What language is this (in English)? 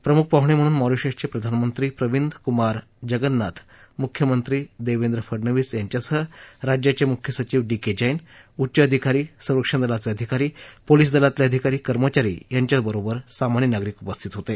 Marathi